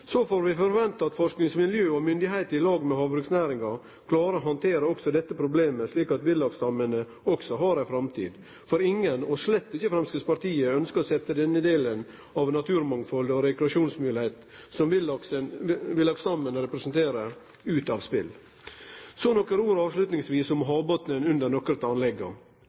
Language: Norwegian Nynorsk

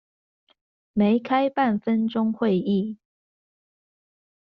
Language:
Chinese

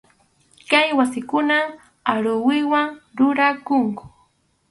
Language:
Arequipa-La Unión Quechua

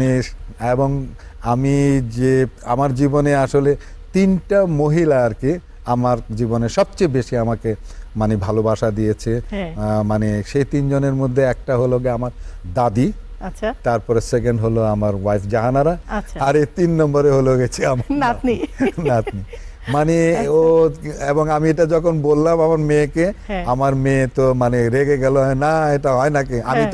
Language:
Bangla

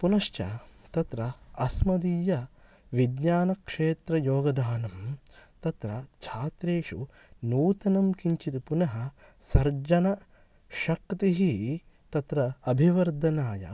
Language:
Sanskrit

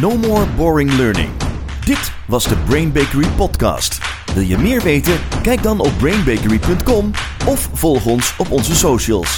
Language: Dutch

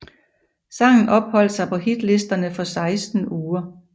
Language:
Danish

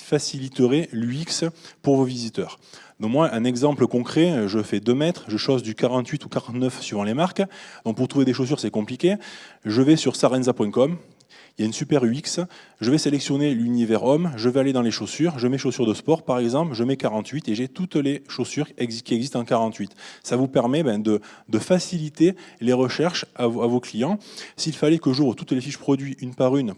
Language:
French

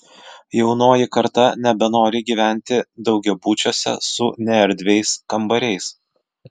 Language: Lithuanian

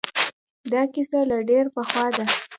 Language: Pashto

